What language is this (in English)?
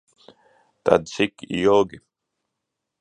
Latvian